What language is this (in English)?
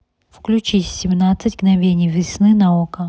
Russian